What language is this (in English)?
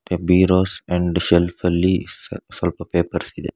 Kannada